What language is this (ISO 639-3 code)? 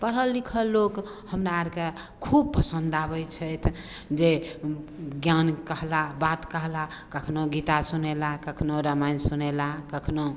mai